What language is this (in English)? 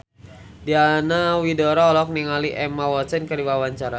Sundanese